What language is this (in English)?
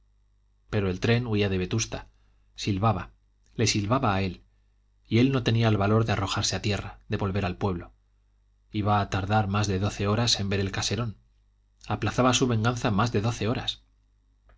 Spanish